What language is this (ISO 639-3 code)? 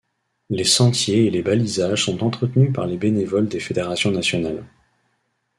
fra